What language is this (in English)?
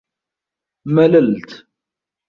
Arabic